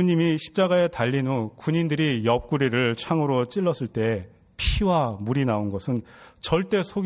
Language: Korean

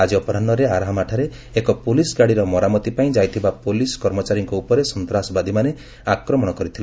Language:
Odia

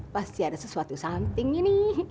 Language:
Indonesian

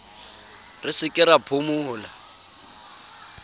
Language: Southern Sotho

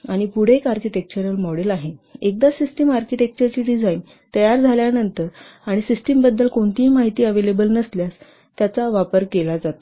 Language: Marathi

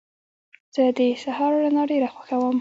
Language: Pashto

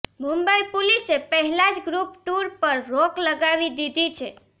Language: Gujarati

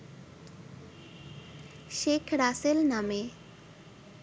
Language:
Bangla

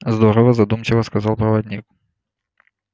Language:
Russian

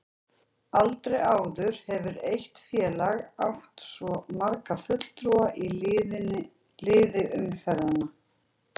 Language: Icelandic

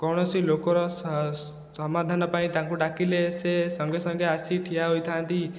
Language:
Odia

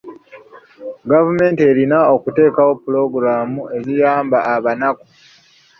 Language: Ganda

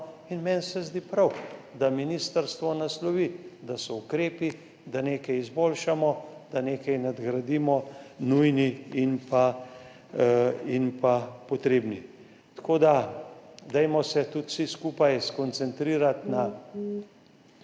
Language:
Slovenian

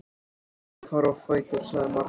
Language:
Icelandic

